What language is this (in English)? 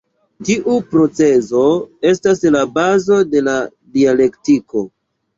Esperanto